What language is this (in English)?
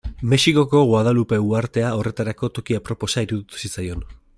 Basque